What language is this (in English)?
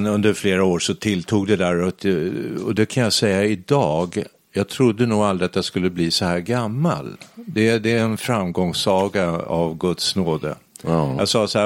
Swedish